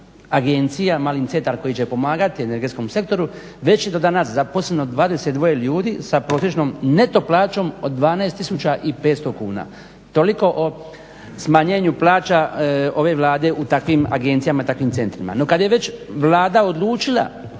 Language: Croatian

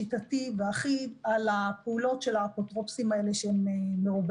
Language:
Hebrew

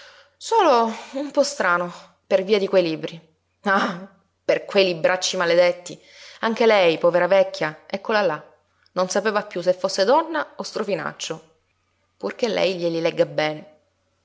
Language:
Italian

